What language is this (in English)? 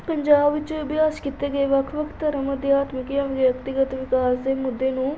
Punjabi